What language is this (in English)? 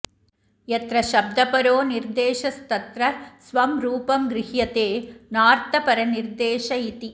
Sanskrit